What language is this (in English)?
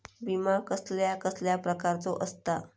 Marathi